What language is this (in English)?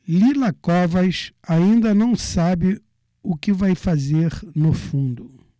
Portuguese